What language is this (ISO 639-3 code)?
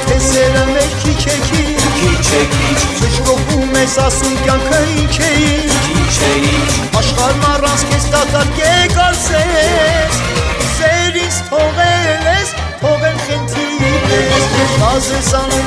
ron